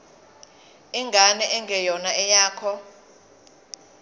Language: Zulu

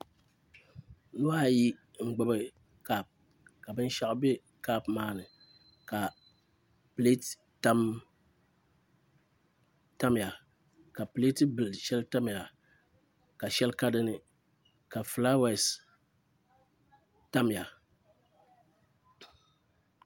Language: Dagbani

